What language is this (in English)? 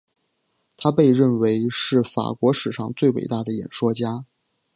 Chinese